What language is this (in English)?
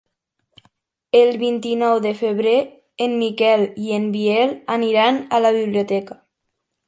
Catalan